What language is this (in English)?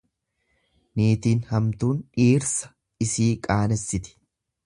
Oromo